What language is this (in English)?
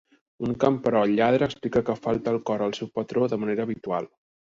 Catalan